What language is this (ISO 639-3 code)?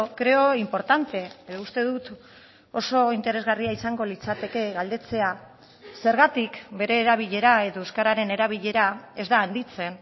eus